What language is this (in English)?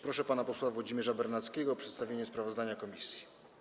Polish